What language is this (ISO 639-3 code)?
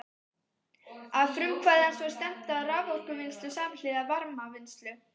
isl